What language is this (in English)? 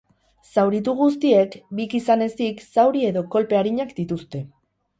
Basque